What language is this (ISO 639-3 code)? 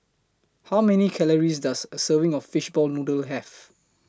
eng